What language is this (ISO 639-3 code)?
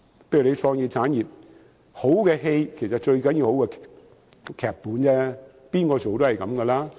yue